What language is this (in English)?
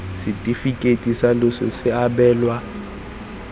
Tswana